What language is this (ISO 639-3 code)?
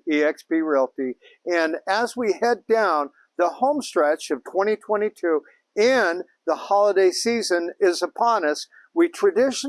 eng